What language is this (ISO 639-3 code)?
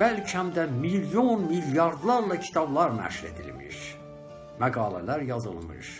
tur